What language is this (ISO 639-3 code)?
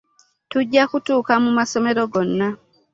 lug